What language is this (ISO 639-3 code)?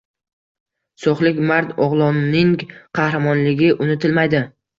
uzb